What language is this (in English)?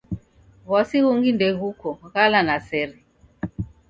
Taita